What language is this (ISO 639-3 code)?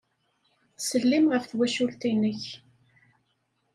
kab